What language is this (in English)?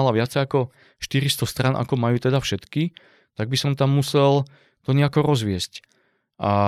Slovak